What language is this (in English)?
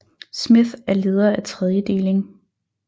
Danish